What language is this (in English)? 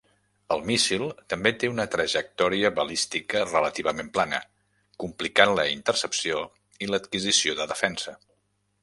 Catalan